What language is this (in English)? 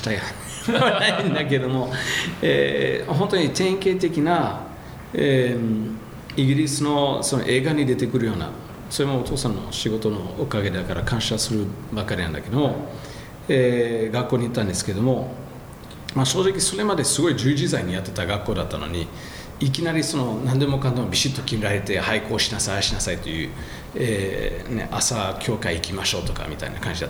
Japanese